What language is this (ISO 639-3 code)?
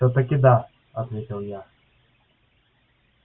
rus